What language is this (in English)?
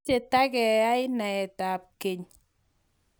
Kalenjin